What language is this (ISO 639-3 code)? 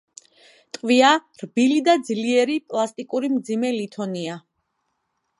kat